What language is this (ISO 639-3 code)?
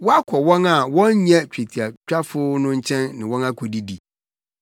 aka